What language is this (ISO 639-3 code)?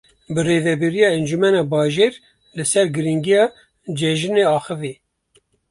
kur